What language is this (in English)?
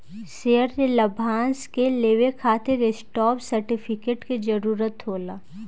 Bhojpuri